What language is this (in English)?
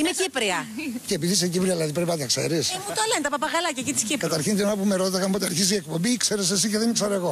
Greek